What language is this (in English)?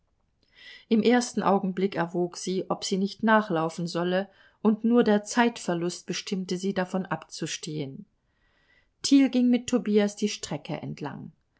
German